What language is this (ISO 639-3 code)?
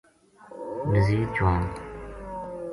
gju